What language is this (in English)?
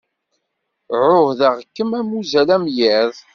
Kabyle